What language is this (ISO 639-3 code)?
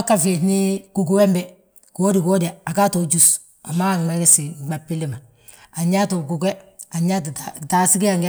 bjt